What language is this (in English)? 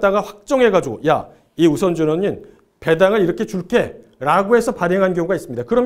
Korean